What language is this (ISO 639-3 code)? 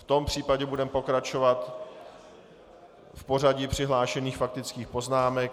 ces